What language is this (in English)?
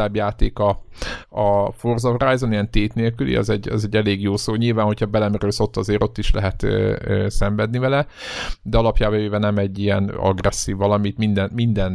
Hungarian